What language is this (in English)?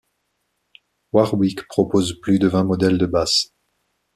French